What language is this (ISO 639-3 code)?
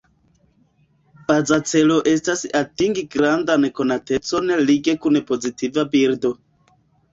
epo